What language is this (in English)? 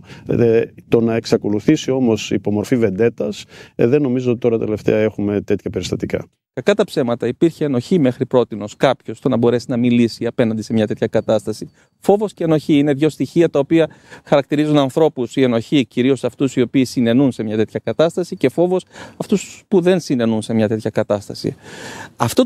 Greek